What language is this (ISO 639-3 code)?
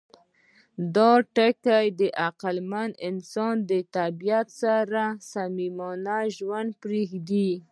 pus